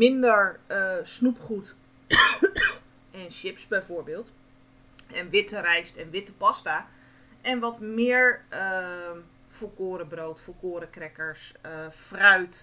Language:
Dutch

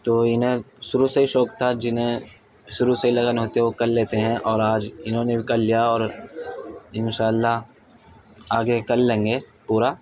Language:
Urdu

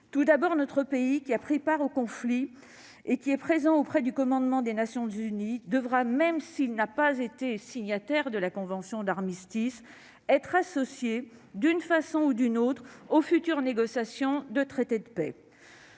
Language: French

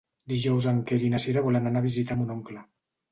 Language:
Catalan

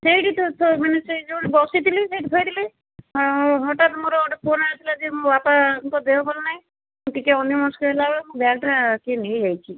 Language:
Odia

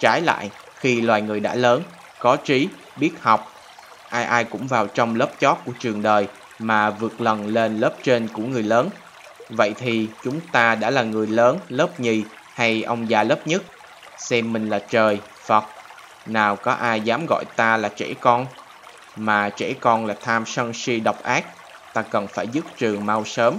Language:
Vietnamese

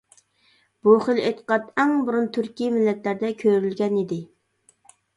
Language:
Uyghur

